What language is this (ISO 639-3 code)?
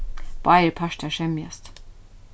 fao